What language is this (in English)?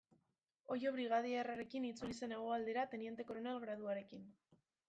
Basque